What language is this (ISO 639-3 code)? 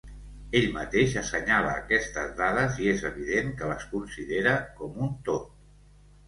cat